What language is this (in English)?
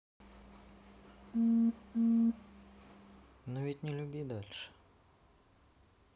Russian